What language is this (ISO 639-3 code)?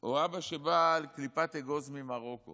heb